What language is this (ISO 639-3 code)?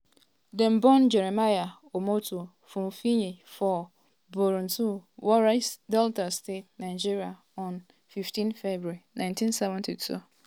pcm